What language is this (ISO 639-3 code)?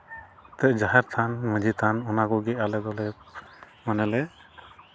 sat